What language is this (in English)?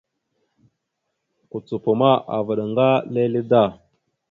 Mada (Cameroon)